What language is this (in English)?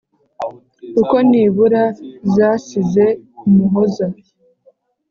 Kinyarwanda